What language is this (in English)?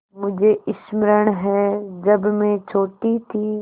Hindi